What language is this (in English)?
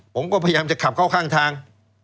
Thai